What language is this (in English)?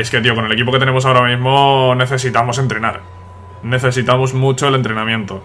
Spanish